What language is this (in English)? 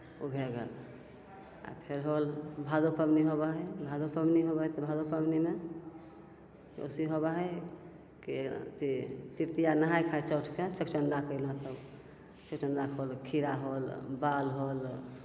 Maithili